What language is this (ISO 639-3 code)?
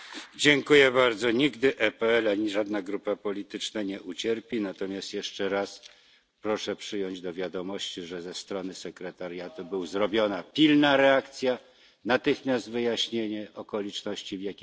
pol